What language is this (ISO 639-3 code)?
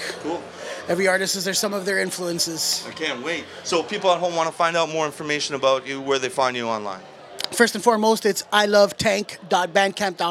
eng